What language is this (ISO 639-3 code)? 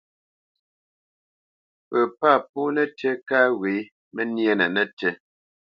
bce